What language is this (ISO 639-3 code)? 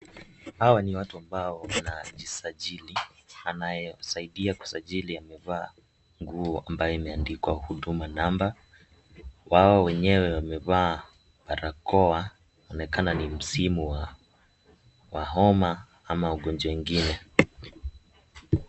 swa